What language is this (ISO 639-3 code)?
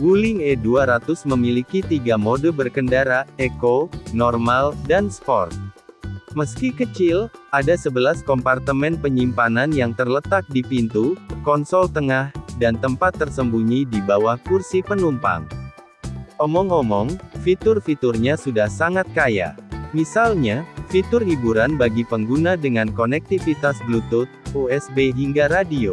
ind